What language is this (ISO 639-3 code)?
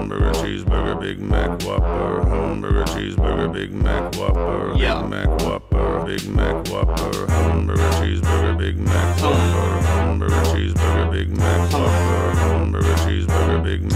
swe